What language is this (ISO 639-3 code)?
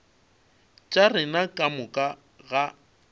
nso